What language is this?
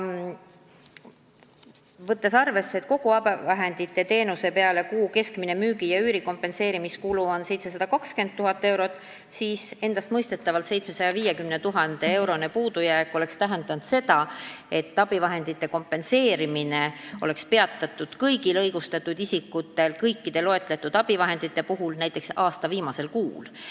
Estonian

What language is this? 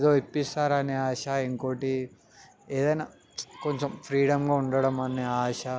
Telugu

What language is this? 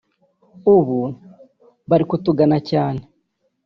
Kinyarwanda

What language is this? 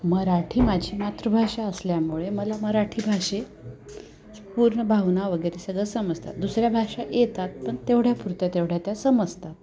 Marathi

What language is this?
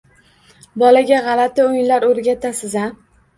Uzbek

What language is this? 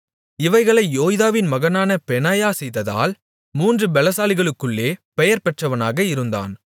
Tamil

